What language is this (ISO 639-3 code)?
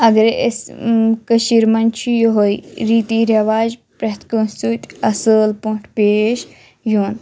kas